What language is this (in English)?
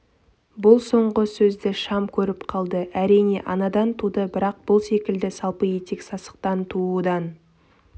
Kazakh